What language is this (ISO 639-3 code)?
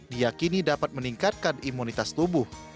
ind